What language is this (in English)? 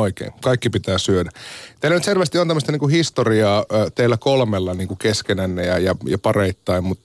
Finnish